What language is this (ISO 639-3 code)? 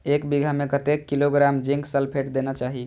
mai